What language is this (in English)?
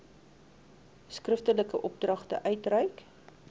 Afrikaans